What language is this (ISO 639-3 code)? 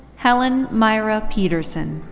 eng